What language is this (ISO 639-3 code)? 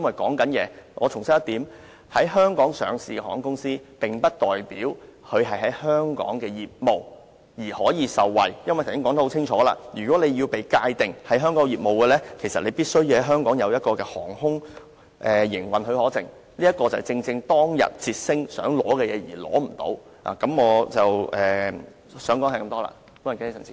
yue